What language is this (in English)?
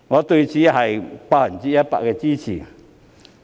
Cantonese